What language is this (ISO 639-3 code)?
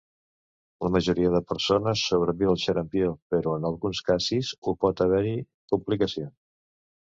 cat